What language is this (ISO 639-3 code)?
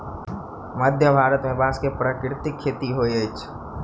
mai